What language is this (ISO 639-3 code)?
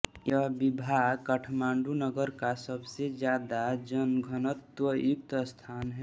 hin